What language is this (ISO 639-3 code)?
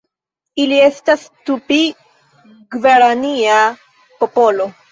epo